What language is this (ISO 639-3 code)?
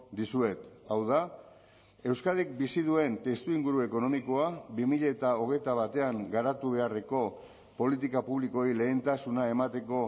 eus